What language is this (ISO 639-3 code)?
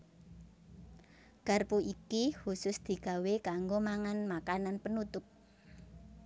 jav